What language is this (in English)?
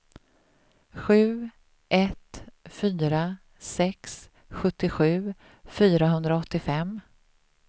Swedish